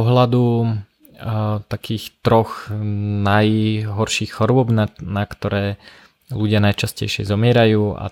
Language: Slovak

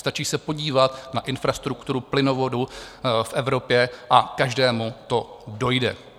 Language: Czech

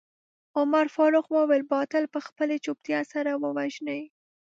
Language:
Pashto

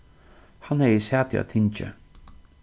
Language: Faroese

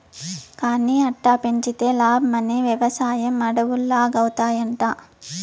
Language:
Telugu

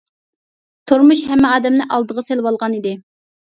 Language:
Uyghur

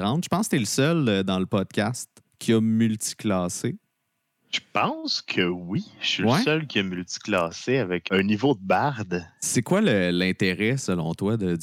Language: French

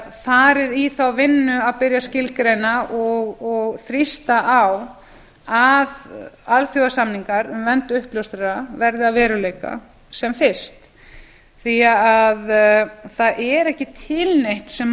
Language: Icelandic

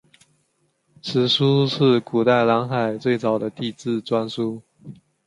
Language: Chinese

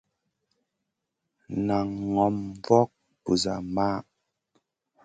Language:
Masana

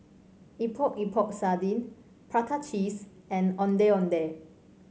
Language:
English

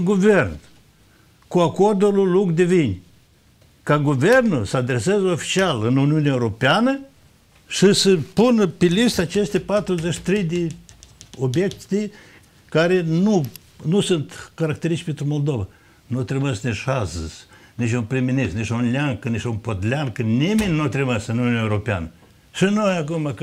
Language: Romanian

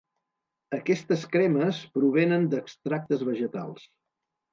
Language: Catalan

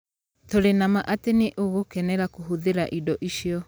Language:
Kikuyu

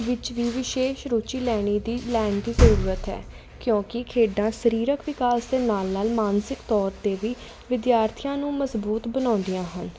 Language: Punjabi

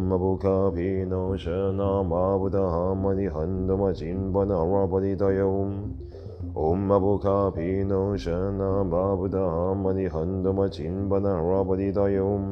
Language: Chinese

